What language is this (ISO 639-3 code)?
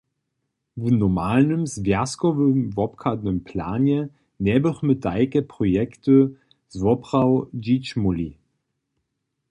hsb